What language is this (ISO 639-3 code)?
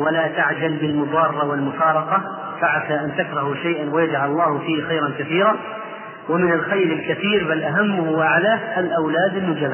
ara